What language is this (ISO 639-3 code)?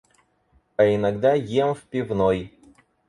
rus